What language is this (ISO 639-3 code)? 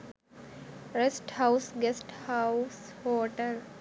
sin